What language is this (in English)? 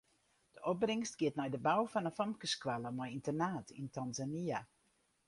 Western Frisian